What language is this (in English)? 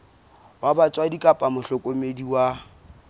Southern Sotho